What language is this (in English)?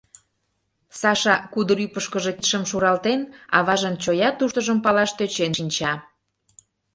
Mari